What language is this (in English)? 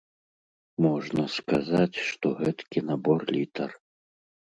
Belarusian